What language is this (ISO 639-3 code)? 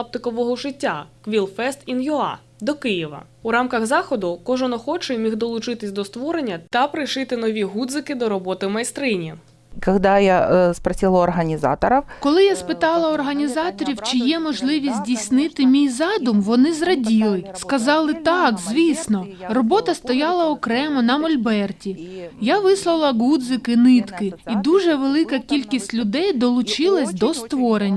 ukr